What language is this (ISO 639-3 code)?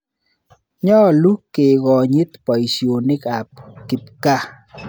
kln